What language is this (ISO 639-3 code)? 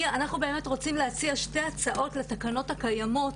heb